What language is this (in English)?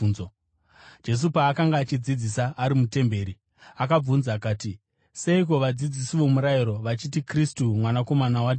Shona